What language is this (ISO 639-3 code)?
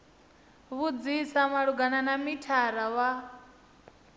ven